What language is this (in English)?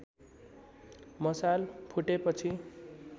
Nepali